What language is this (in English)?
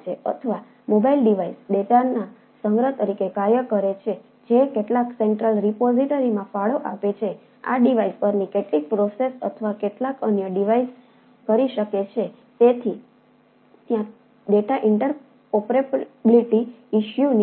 Gujarati